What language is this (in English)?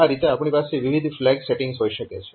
Gujarati